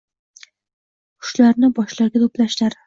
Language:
Uzbek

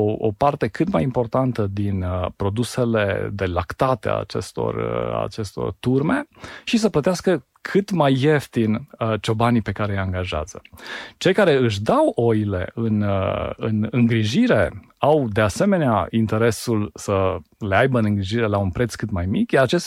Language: Romanian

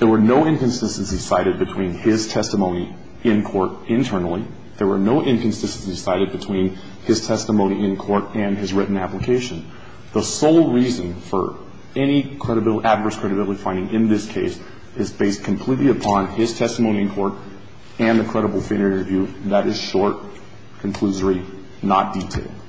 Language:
English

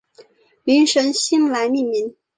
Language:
Chinese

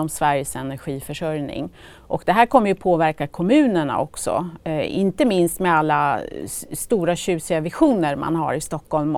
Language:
Swedish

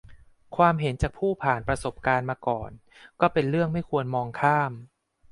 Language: Thai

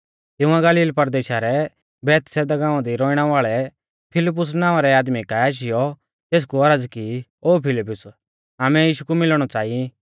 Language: Mahasu Pahari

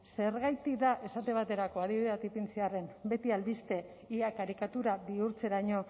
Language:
Basque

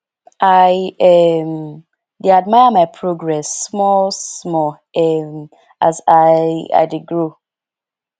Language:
Nigerian Pidgin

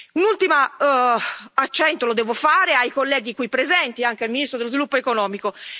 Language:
Italian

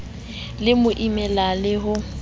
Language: Southern Sotho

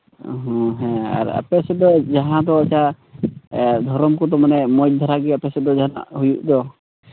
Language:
Santali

